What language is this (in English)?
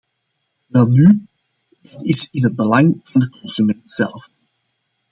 Dutch